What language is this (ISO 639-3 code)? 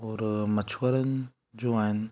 snd